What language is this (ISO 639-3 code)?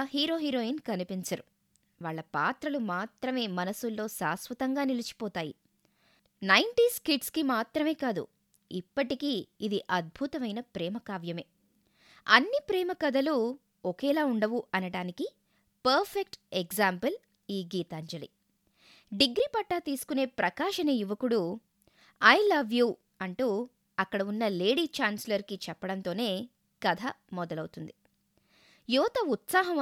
tel